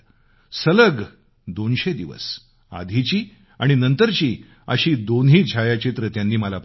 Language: Marathi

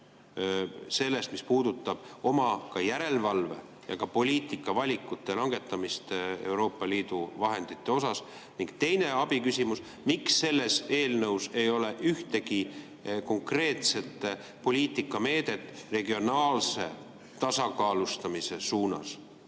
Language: Estonian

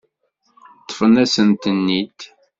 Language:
Kabyle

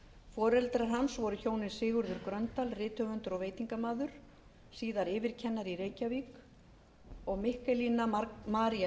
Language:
Icelandic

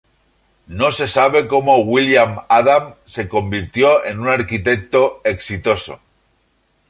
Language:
Spanish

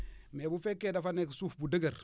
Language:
Wolof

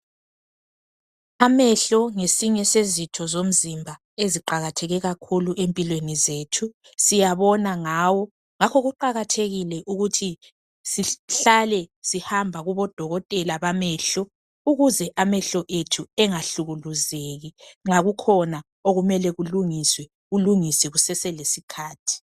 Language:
North Ndebele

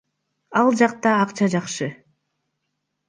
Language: Kyrgyz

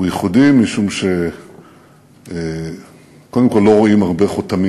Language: Hebrew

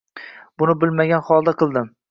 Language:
Uzbek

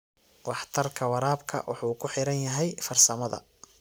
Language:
Somali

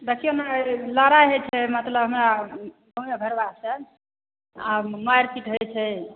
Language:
Maithili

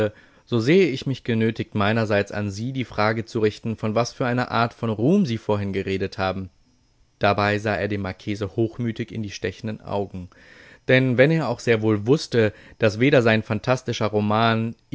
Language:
German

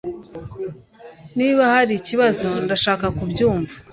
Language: Kinyarwanda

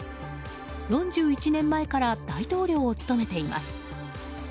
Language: Japanese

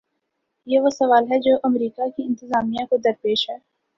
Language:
Urdu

